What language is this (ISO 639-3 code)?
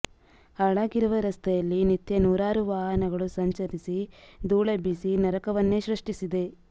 kan